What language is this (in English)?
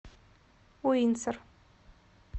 Russian